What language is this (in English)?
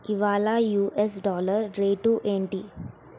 Telugu